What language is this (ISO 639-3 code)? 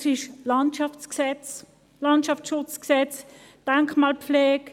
gsw